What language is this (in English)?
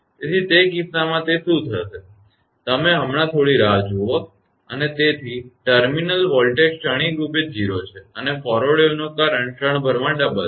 Gujarati